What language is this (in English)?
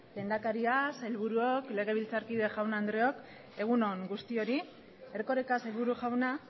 Basque